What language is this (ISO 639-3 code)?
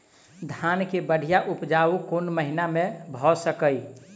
mai